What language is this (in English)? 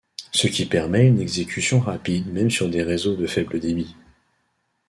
French